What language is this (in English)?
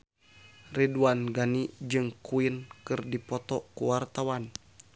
Sundanese